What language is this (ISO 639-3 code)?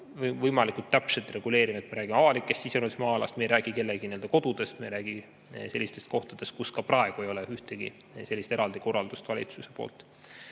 est